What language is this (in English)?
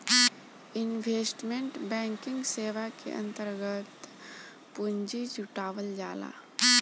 Bhojpuri